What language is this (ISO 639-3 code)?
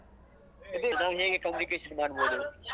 kan